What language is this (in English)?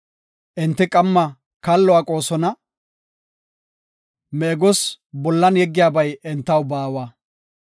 Gofa